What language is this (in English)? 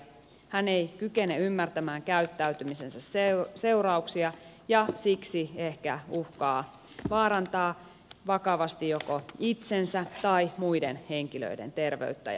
Finnish